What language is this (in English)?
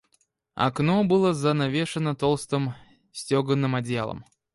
Russian